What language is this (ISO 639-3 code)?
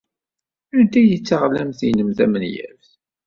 kab